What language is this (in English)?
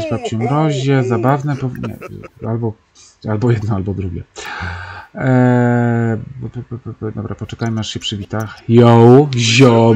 Polish